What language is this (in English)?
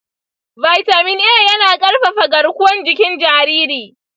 Hausa